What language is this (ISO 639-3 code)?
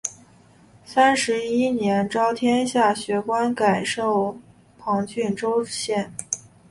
zho